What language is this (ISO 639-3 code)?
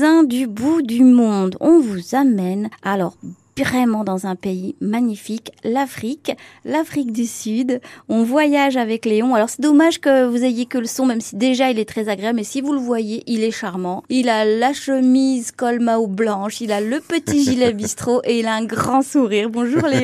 fra